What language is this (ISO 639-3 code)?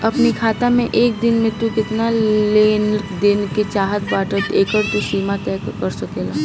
bho